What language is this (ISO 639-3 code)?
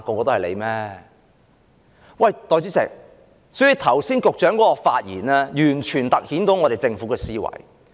yue